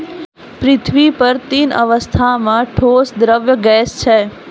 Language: Maithili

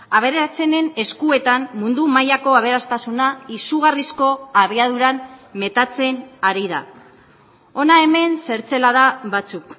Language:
Basque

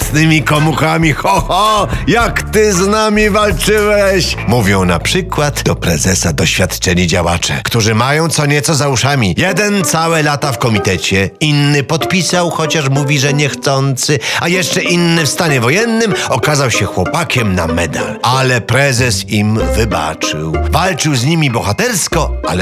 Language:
Polish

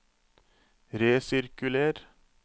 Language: Norwegian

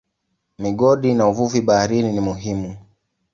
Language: Swahili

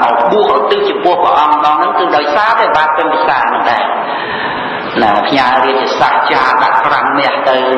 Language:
Khmer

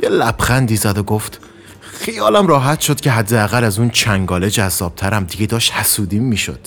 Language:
Persian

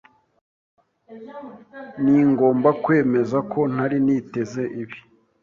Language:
Kinyarwanda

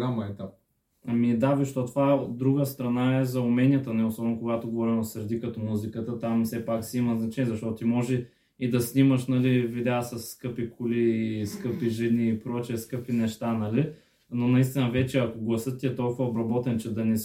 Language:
Bulgarian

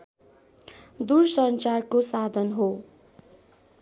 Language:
Nepali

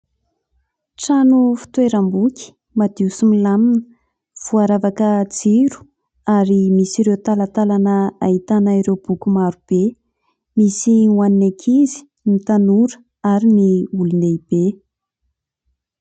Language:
Malagasy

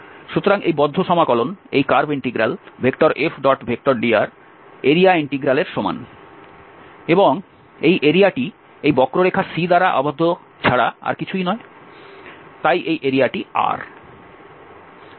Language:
Bangla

